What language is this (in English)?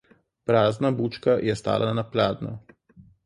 Slovenian